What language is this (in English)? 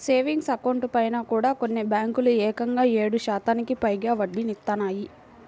Telugu